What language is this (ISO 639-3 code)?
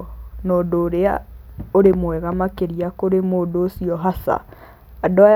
kik